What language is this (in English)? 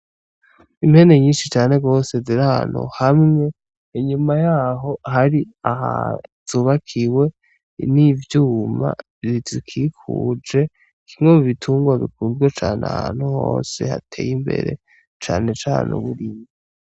Rundi